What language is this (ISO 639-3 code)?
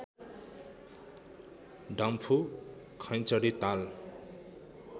nep